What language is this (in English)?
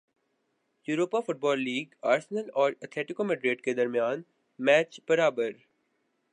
Urdu